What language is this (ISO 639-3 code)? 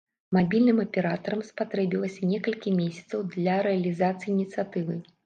bel